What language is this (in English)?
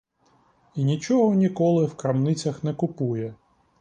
Ukrainian